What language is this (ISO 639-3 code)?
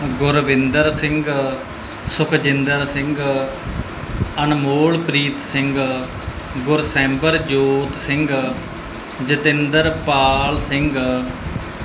pan